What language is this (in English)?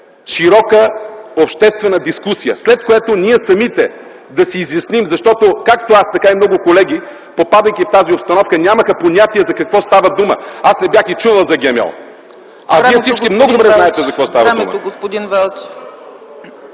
Bulgarian